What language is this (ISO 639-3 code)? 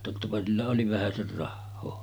fin